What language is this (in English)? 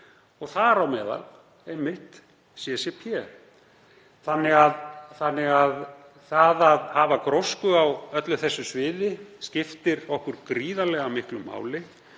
Icelandic